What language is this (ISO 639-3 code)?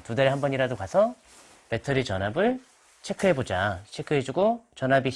kor